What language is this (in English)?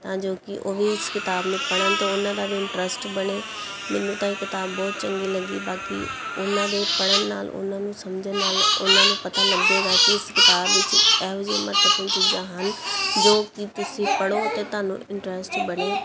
Punjabi